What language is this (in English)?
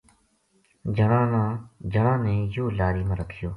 Gujari